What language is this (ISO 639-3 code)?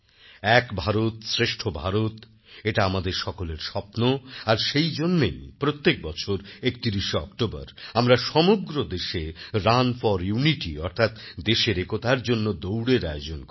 ben